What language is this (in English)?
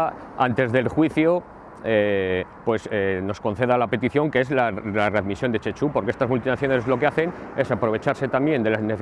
Spanish